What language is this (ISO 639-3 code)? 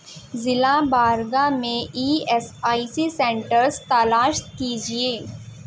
urd